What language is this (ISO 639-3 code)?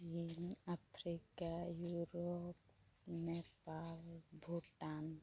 sat